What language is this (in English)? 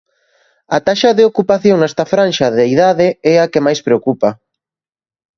Galician